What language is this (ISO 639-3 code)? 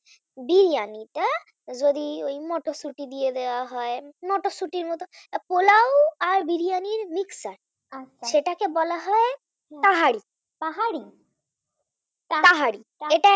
ben